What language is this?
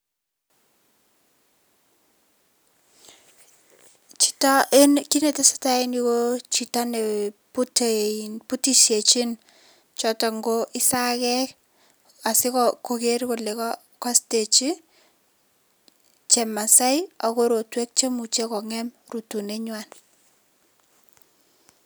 Kalenjin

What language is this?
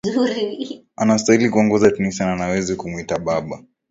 Swahili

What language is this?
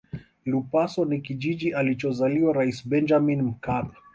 Swahili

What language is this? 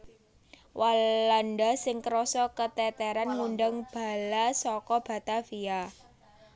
Javanese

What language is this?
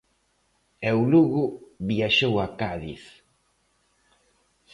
Galician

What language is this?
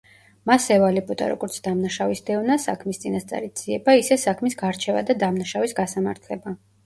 Georgian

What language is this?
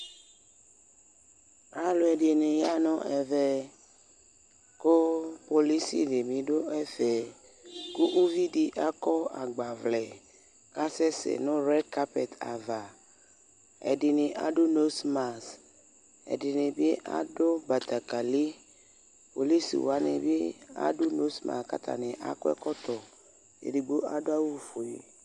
Ikposo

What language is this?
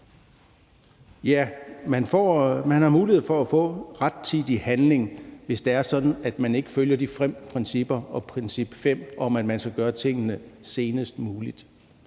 Danish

